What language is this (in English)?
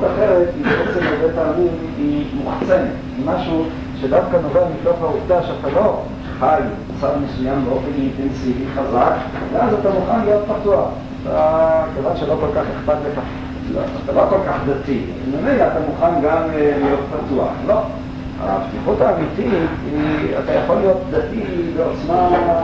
Hebrew